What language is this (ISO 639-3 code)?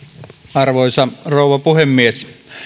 fin